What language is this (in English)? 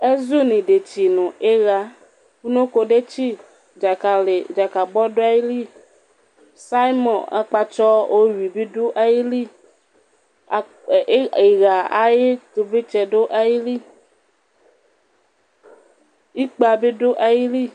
Ikposo